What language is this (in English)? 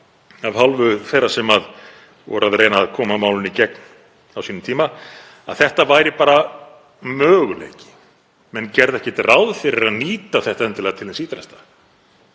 Icelandic